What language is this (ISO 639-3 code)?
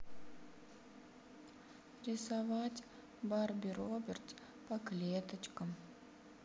rus